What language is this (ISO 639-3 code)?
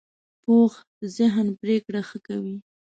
pus